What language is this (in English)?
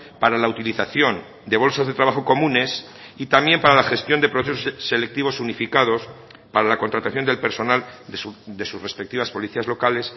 Spanish